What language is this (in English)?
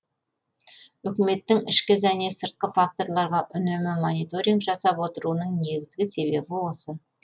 Kazakh